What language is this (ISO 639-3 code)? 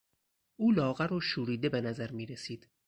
fas